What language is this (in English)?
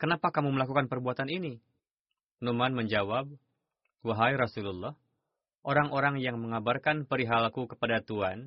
Indonesian